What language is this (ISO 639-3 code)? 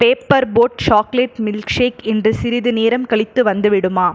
tam